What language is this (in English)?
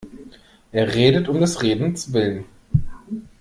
German